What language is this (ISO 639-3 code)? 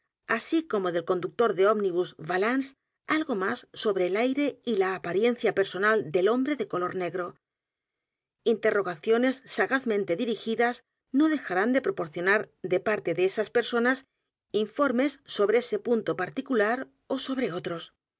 spa